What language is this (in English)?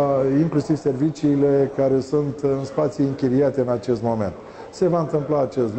Romanian